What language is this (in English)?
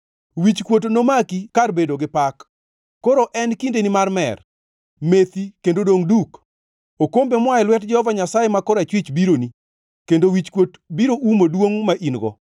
Luo (Kenya and Tanzania)